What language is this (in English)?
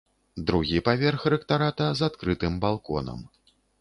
Belarusian